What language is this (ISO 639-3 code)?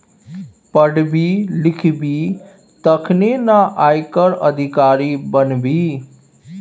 mai